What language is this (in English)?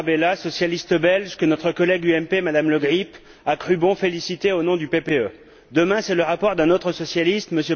French